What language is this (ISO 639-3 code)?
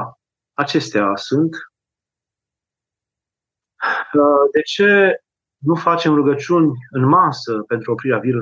ron